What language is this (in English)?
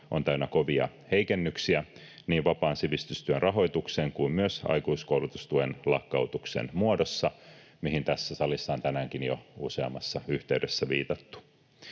Finnish